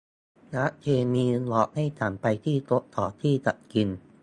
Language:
Thai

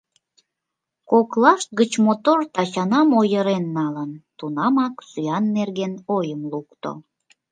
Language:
Mari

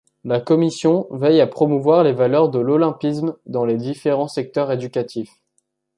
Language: French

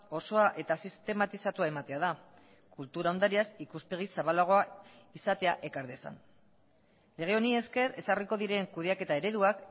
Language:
Basque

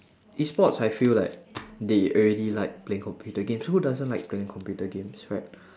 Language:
English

